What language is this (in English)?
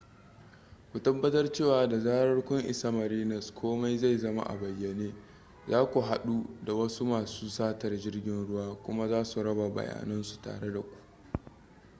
Hausa